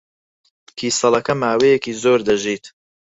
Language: Central Kurdish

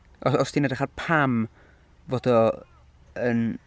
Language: Welsh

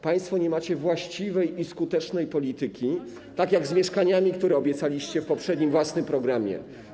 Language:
Polish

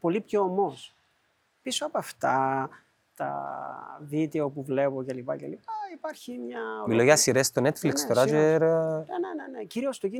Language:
Greek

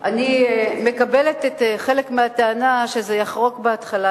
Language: Hebrew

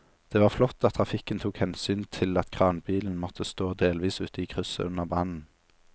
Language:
Norwegian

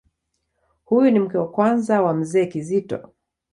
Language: Swahili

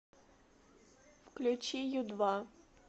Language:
Russian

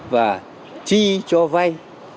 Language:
Vietnamese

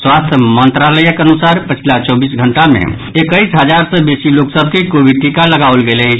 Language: Maithili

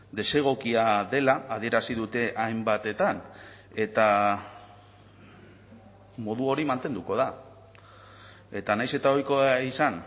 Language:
Basque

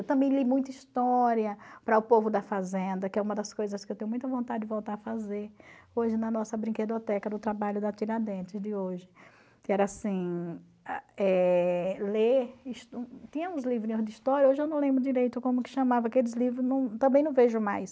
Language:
Portuguese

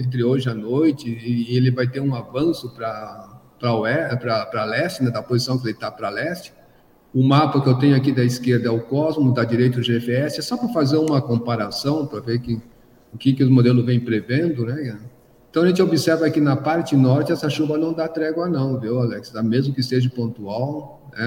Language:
Portuguese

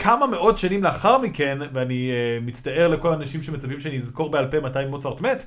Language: Hebrew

